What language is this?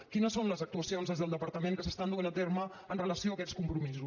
Catalan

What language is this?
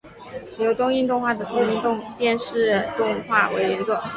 Chinese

